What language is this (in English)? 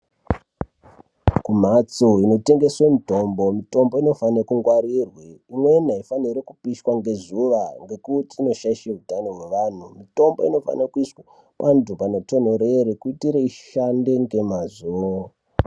Ndau